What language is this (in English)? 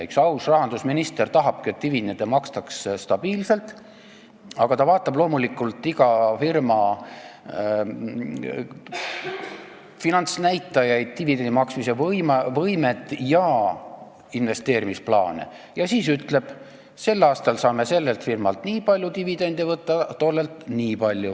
Estonian